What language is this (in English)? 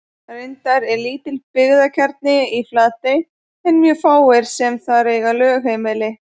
Icelandic